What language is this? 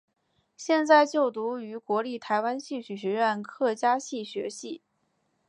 Chinese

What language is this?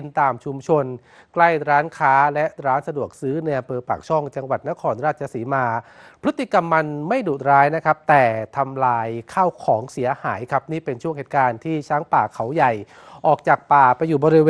Thai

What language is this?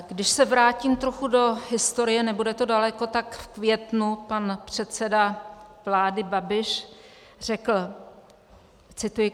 Czech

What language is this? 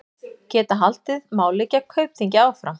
Icelandic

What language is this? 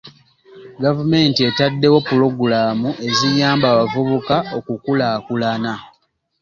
Ganda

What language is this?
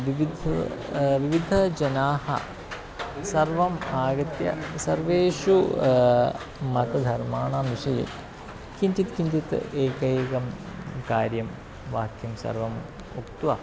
Sanskrit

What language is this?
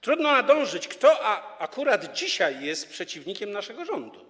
Polish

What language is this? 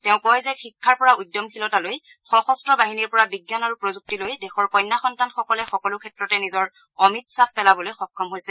Assamese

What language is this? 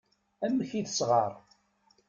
Kabyle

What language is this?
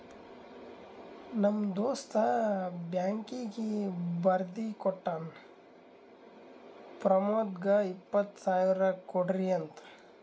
Kannada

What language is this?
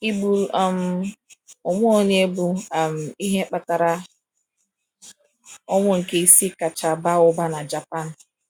Igbo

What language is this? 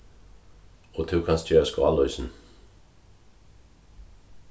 Faroese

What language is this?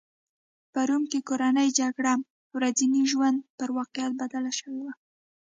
Pashto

